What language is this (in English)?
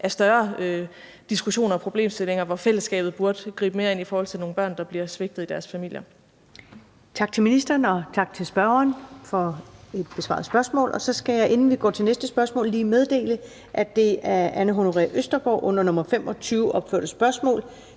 Danish